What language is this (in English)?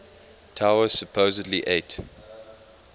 English